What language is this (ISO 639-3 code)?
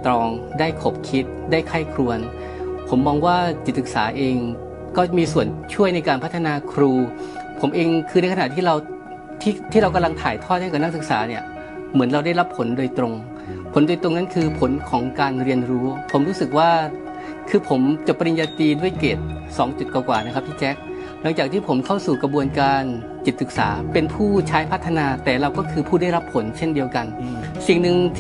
tha